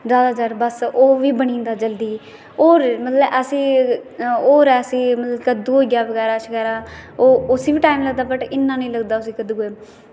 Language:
Dogri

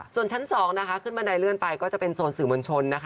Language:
Thai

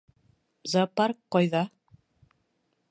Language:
Bashkir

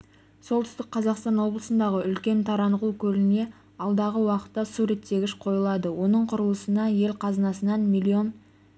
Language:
Kazakh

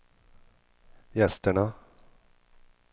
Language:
Swedish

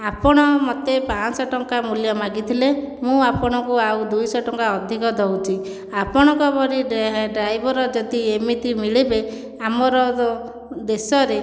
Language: Odia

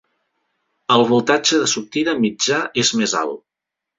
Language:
Catalan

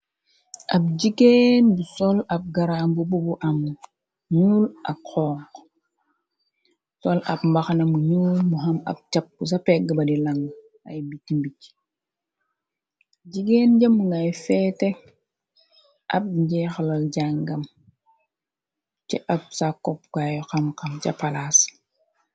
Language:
Wolof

